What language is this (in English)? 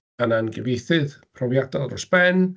Welsh